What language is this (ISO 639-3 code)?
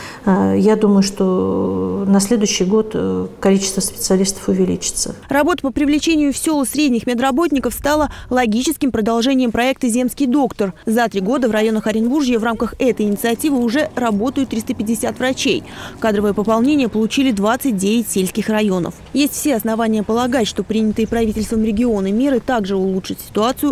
rus